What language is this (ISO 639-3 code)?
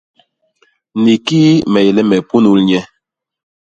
bas